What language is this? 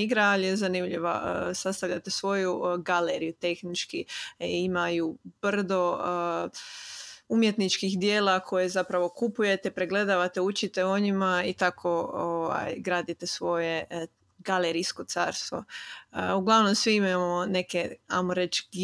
Croatian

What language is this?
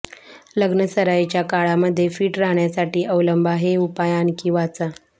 Marathi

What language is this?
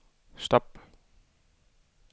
Danish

